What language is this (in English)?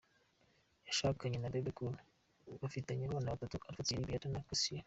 Kinyarwanda